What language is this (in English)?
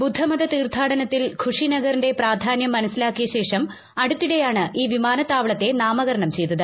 Malayalam